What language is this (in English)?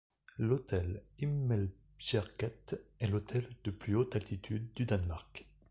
French